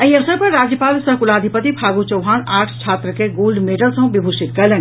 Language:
Maithili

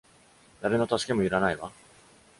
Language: Japanese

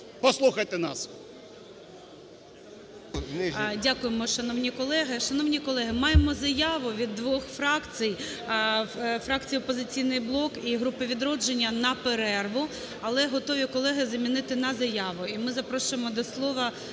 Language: Ukrainian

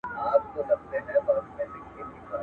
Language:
Pashto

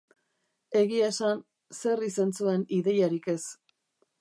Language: Basque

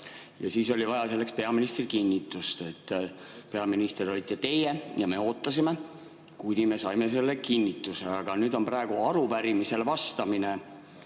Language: Estonian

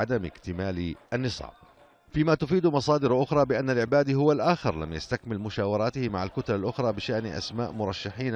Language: Arabic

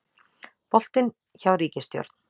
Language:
Icelandic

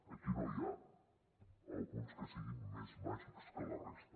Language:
Catalan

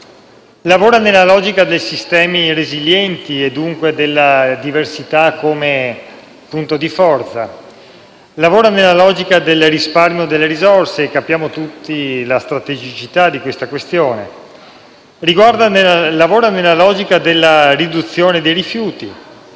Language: Italian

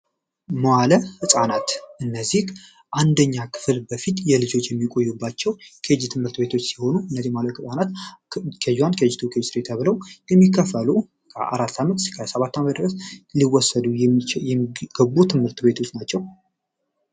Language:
Amharic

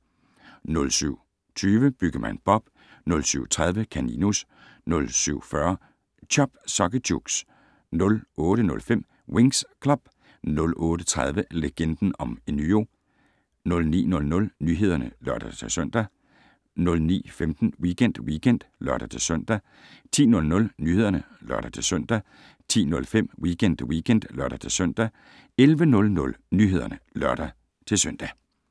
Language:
Danish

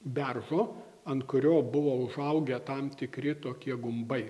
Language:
Lithuanian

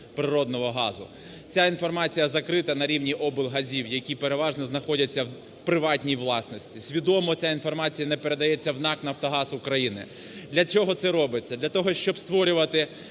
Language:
Ukrainian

